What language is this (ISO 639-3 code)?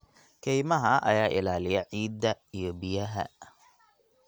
som